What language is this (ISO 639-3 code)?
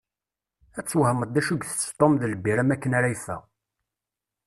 kab